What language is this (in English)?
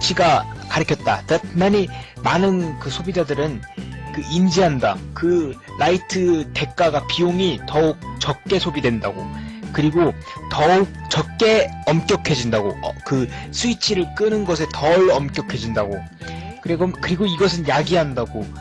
Korean